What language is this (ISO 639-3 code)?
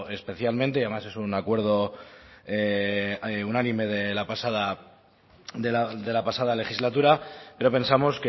spa